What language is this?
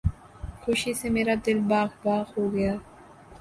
Urdu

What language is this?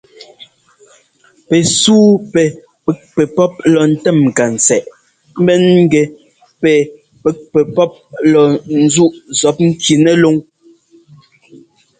Ngomba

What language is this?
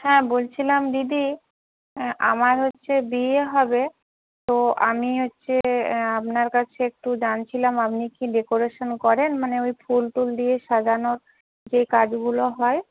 Bangla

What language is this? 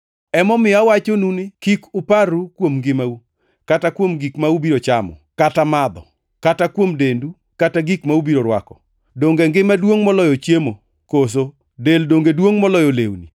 Luo (Kenya and Tanzania)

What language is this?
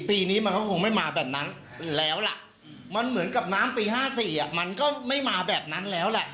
Thai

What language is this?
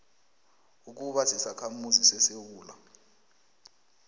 South Ndebele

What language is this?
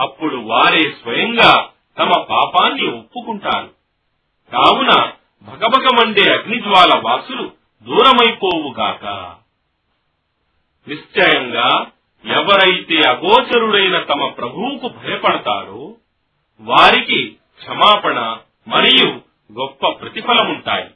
Telugu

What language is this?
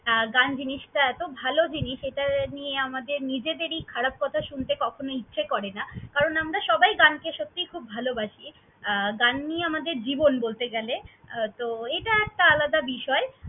Bangla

